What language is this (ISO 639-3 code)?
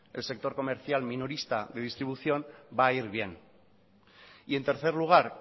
spa